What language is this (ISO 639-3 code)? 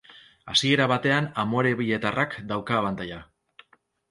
eus